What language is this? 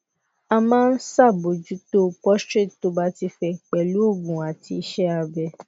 Yoruba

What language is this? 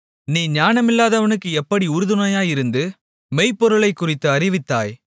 Tamil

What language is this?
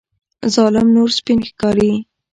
Pashto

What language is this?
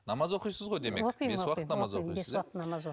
Kazakh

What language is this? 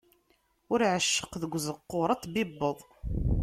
Kabyle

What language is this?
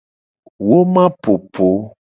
Gen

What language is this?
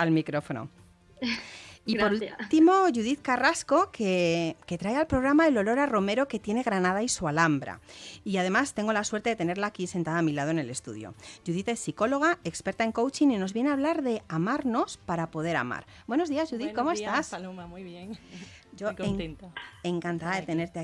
Spanish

